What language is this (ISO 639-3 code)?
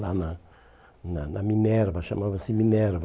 por